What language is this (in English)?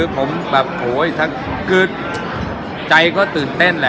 Thai